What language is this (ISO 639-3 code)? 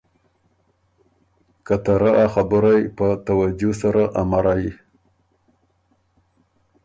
oru